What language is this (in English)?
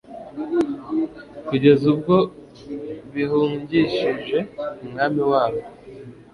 Kinyarwanda